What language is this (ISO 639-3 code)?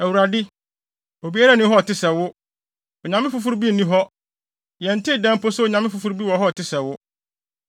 aka